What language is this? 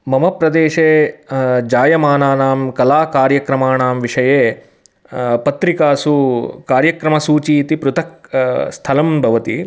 Sanskrit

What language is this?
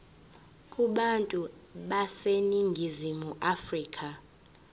Zulu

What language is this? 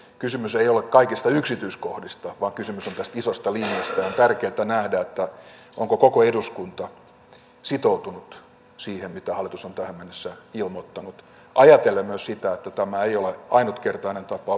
Finnish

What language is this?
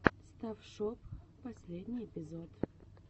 Russian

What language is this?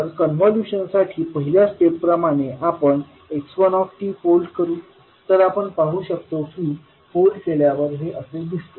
Marathi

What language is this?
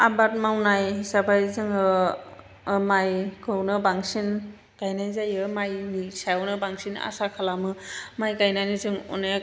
Bodo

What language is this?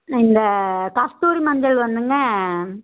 Tamil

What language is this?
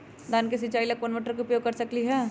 Magahi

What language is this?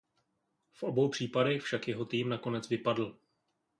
Czech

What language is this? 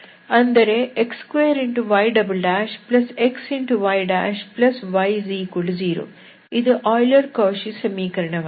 Kannada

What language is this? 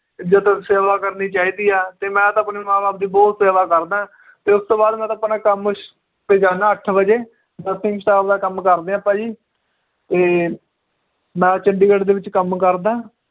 Punjabi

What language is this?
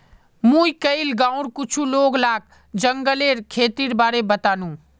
Magahi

